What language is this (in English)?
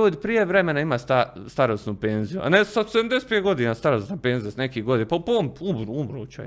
Croatian